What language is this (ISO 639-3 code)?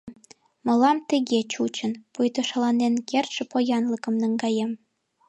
chm